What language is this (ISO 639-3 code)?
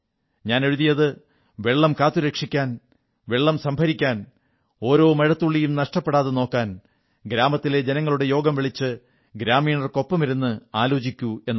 mal